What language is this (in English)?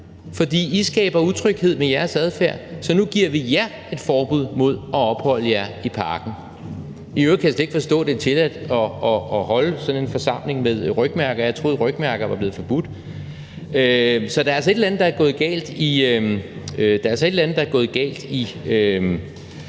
Danish